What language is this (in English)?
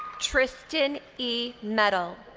English